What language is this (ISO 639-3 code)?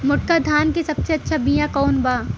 bho